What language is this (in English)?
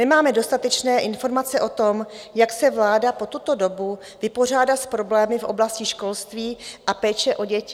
Czech